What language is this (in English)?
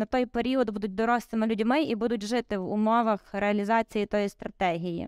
Ukrainian